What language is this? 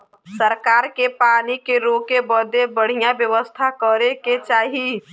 Bhojpuri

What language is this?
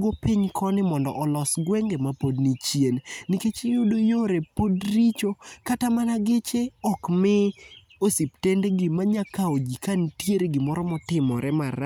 Luo (Kenya and Tanzania)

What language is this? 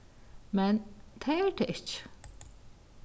Faroese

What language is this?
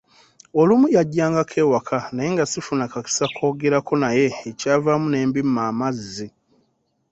Ganda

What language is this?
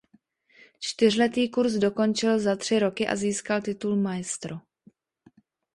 Czech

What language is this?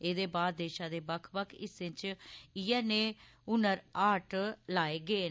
Dogri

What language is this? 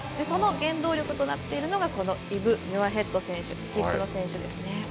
Japanese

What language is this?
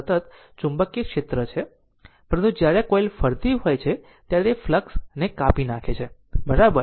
Gujarati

